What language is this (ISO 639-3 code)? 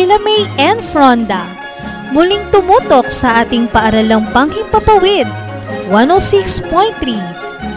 fil